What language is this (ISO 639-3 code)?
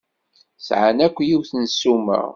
kab